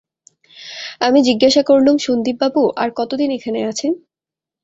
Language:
Bangla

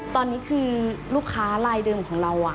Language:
Thai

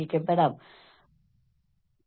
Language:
Malayalam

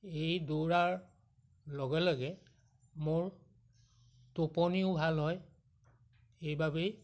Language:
Assamese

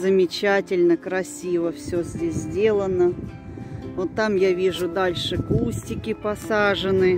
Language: Russian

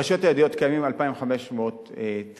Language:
Hebrew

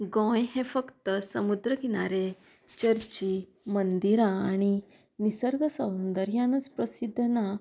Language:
Konkani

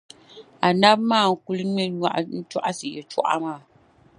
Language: Dagbani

